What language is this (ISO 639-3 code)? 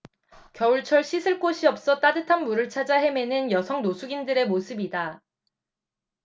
kor